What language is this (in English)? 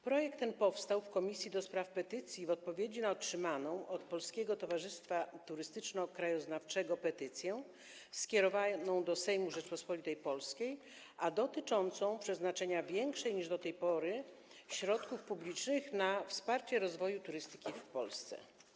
Polish